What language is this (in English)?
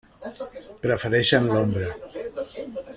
Catalan